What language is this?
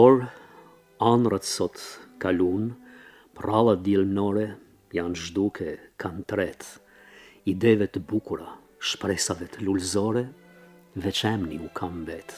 Romanian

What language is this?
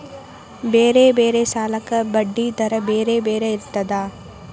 Kannada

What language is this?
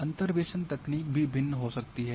Hindi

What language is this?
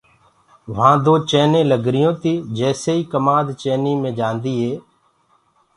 Gurgula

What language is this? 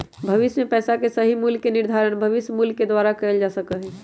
Magahi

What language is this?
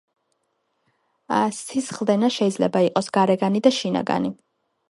Georgian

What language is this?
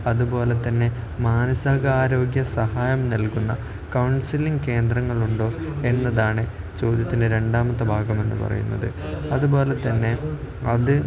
Malayalam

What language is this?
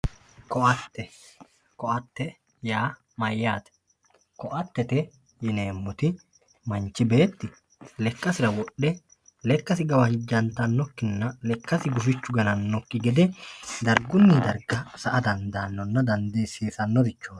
Sidamo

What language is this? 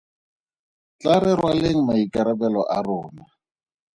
Tswana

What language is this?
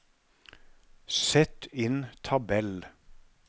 Norwegian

